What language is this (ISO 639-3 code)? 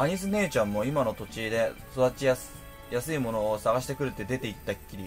jpn